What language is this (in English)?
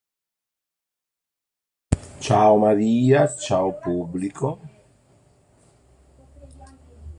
Italian